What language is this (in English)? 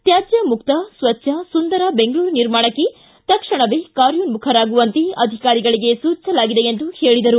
Kannada